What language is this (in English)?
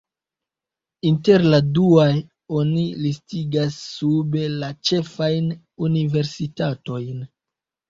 Esperanto